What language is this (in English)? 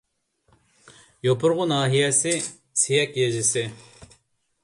Uyghur